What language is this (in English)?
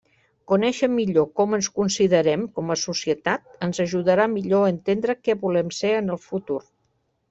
Catalan